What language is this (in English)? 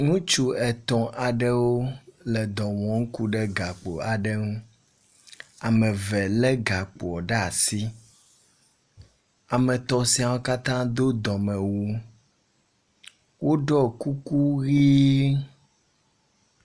Ewe